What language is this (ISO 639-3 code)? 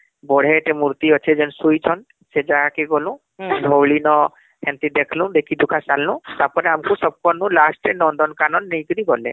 ori